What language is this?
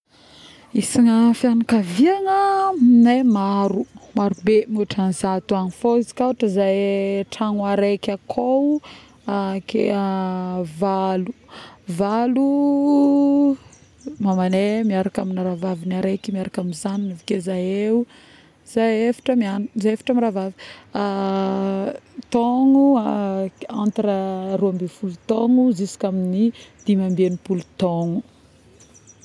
Northern Betsimisaraka Malagasy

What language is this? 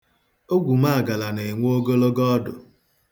Igbo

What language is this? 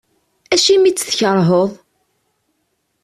Kabyle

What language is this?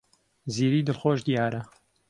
Central Kurdish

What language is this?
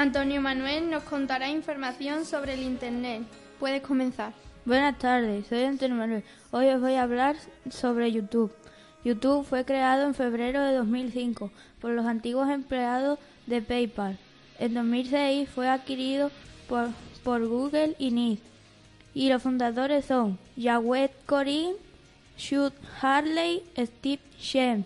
Spanish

